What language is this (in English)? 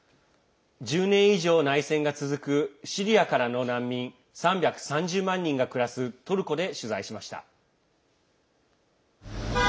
Japanese